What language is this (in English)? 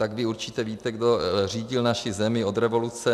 Czech